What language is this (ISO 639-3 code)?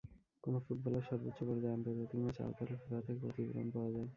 ben